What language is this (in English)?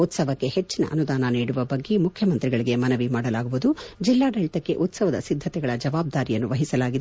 Kannada